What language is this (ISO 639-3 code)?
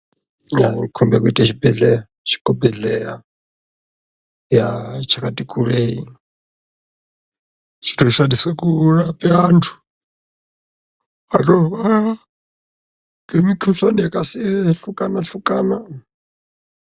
ndc